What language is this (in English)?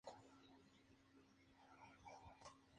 Spanish